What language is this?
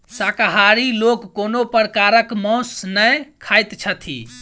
Maithili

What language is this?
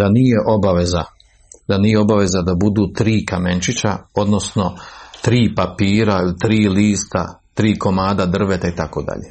Croatian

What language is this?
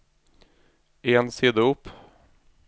Norwegian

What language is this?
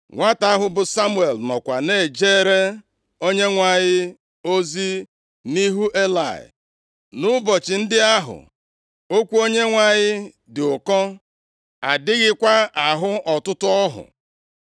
Igbo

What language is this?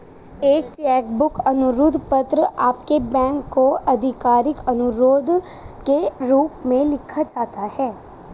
Hindi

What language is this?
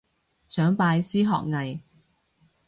Cantonese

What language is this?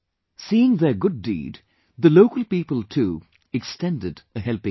English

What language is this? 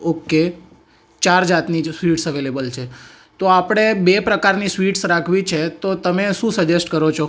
Gujarati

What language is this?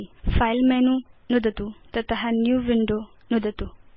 Sanskrit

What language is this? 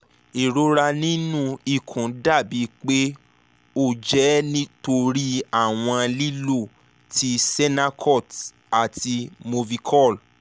Yoruba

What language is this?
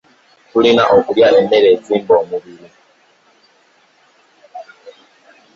Ganda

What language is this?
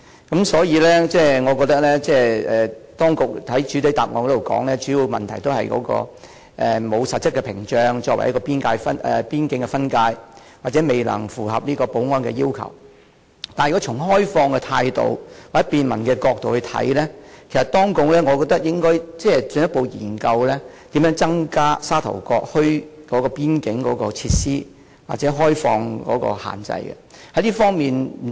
Cantonese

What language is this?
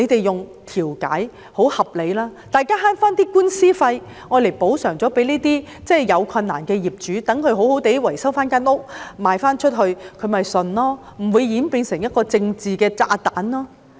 Cantonese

